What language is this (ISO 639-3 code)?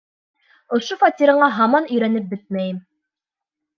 bak